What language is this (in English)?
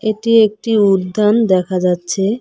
Bangla